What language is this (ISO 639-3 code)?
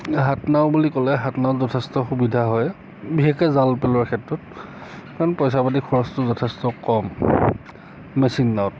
asm